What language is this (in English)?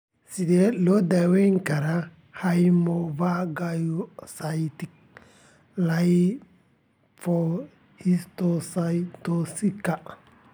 Somali